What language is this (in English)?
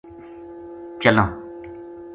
Gujari